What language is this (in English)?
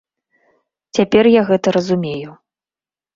Belarusian